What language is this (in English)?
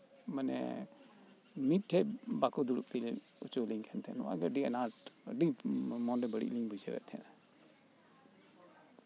Santali